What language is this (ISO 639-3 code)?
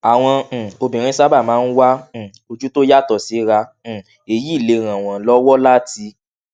yor